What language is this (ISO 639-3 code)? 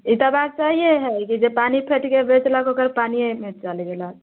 mai